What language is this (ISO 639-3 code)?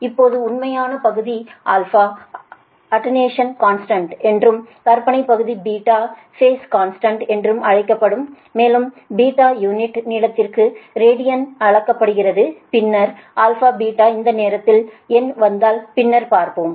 tam